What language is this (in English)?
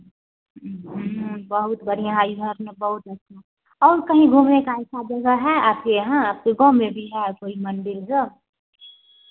Hindi